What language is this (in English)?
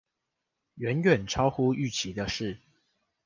Chinese